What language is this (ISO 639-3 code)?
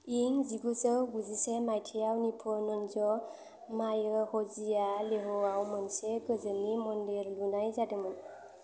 brx